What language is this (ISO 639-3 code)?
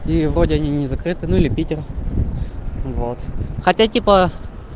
rus